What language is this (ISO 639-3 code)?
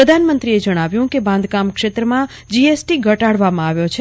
guj